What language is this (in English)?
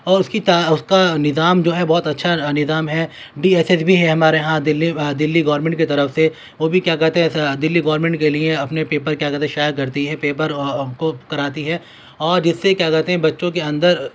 Urdu